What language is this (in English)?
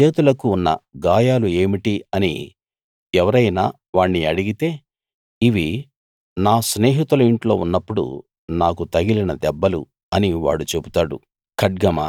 Telugu